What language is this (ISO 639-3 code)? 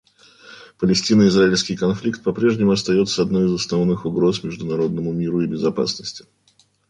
rus